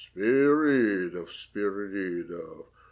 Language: Russian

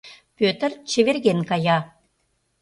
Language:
Mari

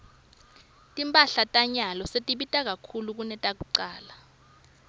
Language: Swati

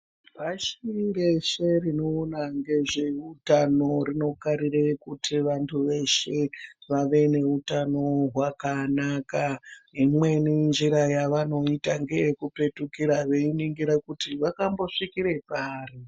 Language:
Ndau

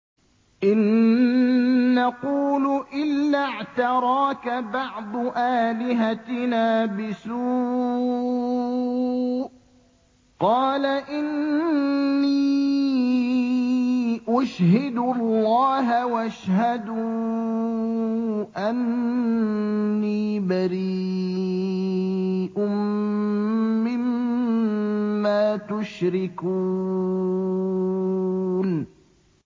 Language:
Arabic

